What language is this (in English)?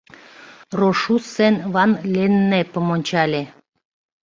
Mari